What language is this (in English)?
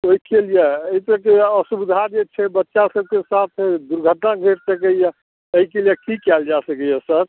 Maithili